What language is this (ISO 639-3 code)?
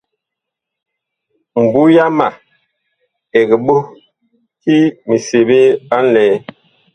bkh